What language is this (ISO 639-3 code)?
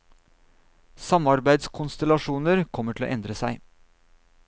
nor